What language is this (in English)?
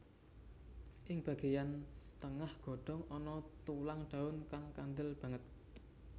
Javanese